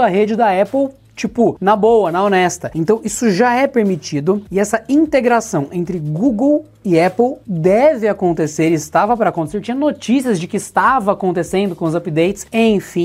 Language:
Portuguese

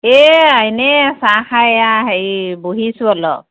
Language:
Assamese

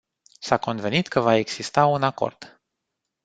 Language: Romanian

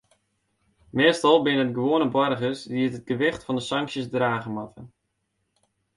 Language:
Western Frisian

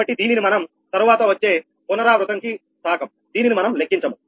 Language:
Telugu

